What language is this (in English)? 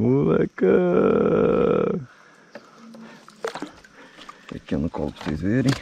Portuguese